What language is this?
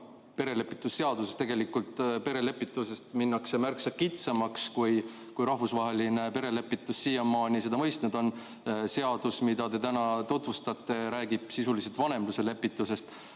Estonian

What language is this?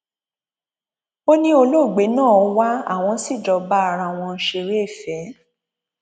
Yoruba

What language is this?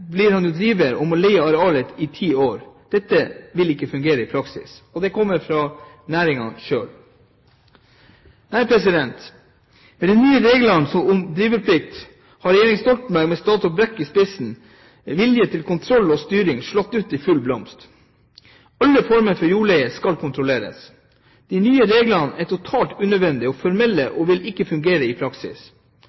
Norwegian Bokmål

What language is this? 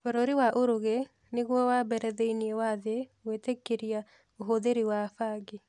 Kikuyu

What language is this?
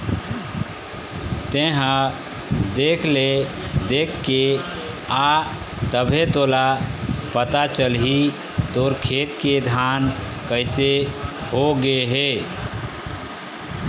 Chhattisgarhi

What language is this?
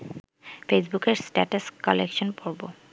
Bangla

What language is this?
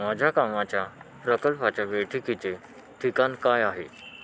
Marathi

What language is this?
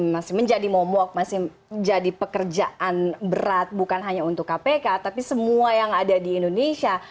Indonesian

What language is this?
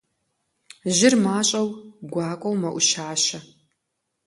Kabardian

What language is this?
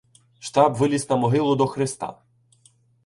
Ukrainian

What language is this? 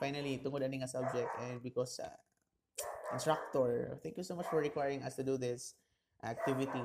Filipino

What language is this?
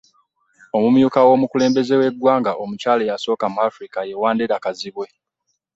Ganda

